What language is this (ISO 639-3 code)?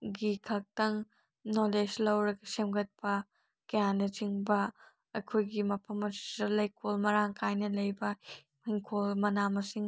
mni